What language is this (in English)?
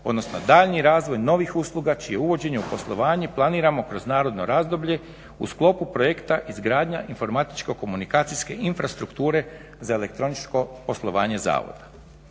Croatian